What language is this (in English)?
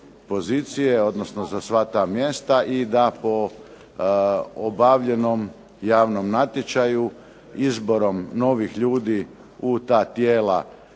Croatian